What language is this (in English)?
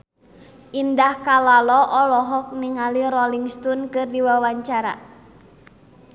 Sundanese